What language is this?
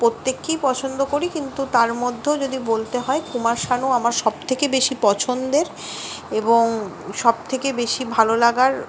Bangla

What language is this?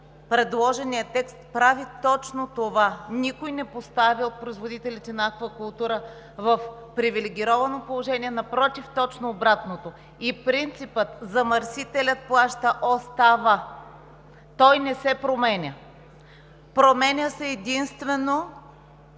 Bulgarian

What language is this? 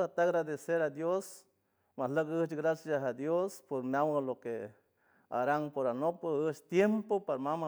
San Francisco Del Mar Huave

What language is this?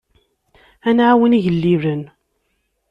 Kabyle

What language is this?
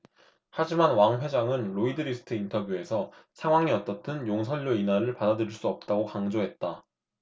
Korean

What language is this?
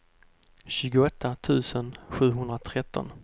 Swedish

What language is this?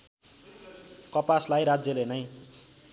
Nepali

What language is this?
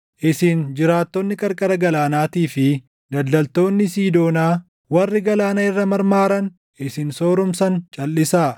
Oromo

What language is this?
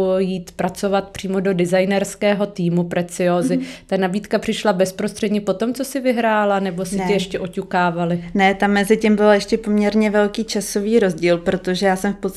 Czech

